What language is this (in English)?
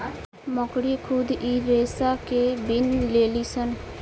Bhojpuri